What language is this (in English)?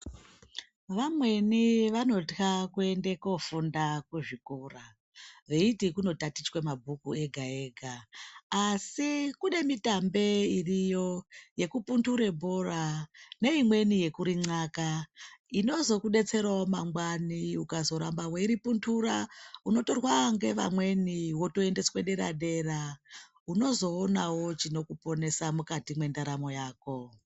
Ndau